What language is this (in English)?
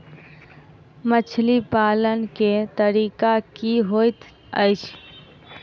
Maithili